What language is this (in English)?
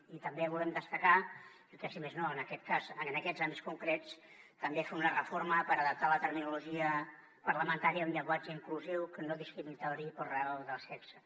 Catalan